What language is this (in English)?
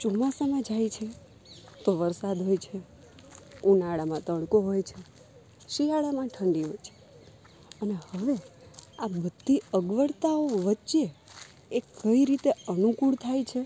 Gujarati